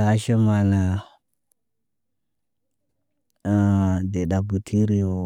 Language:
Naba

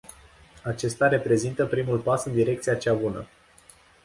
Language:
Romanian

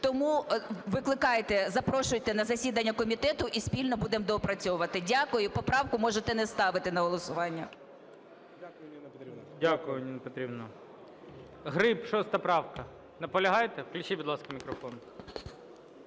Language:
Ukrainian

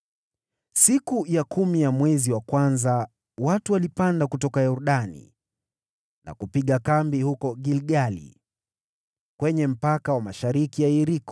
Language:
Swahili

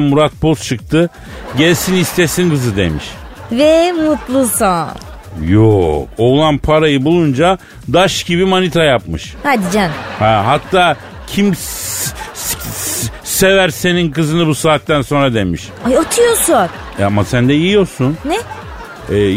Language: Turkish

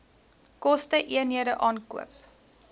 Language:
Afrikaans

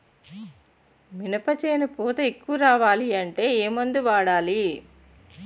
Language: Telugu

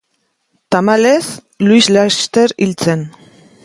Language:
Basque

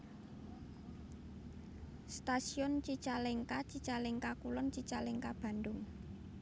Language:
Javanese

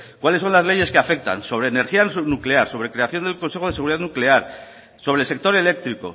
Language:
Spanish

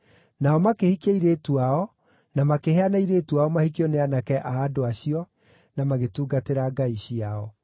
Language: Kikuyu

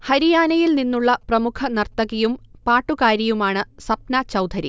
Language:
Malayalam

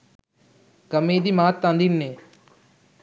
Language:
Sinhala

